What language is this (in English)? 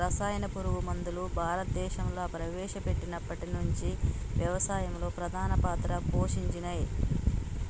Telugu